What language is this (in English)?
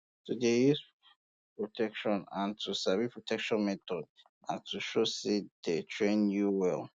Nigerian Pidgin